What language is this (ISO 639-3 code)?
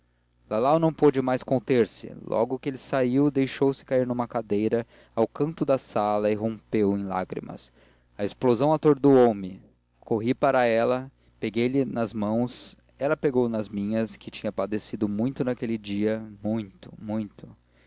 por